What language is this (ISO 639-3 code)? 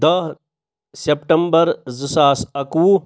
kas